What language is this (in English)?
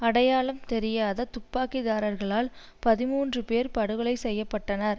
Tamil